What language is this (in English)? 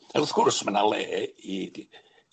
Welsh